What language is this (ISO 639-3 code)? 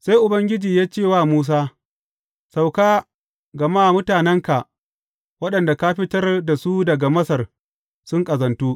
hau